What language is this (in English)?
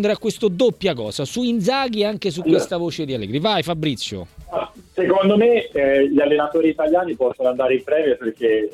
Italian